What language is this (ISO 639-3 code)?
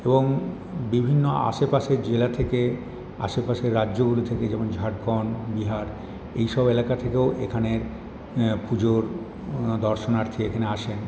ben